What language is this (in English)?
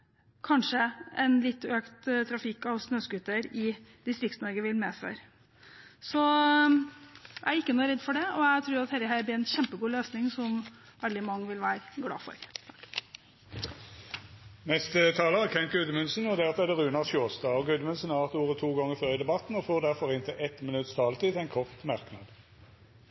Norwegian